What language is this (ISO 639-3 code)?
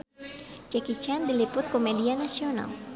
sun